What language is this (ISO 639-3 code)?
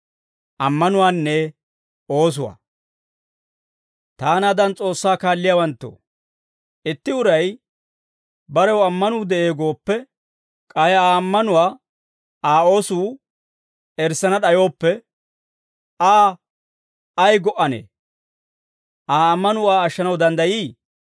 dwr